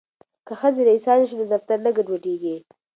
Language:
Pashto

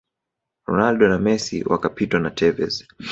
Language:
Swahili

